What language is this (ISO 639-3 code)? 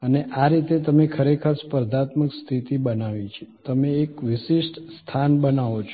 guj